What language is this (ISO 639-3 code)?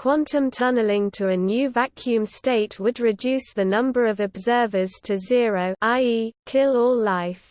eng